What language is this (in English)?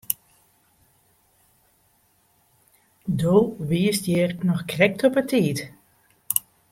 Western Frisian